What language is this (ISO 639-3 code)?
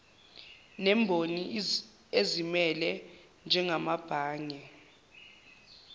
zul